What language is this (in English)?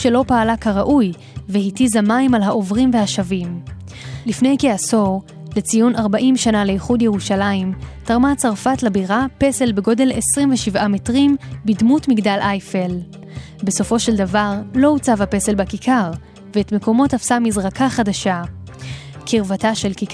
Hebrew